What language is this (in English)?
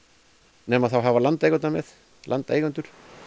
Icelandic